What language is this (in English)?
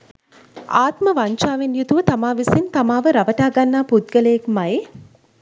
Sinhala